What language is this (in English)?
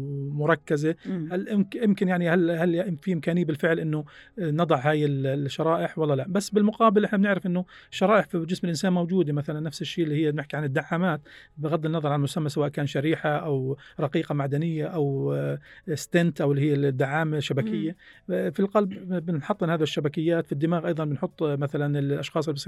Arabic